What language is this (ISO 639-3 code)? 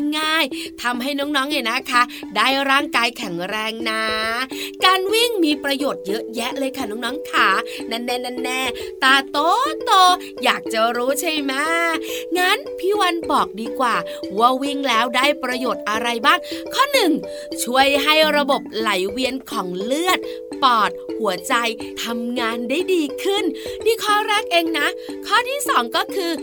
tha